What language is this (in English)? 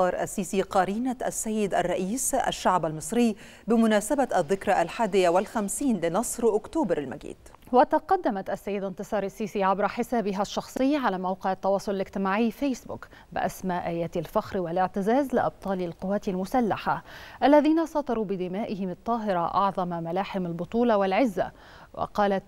Arabic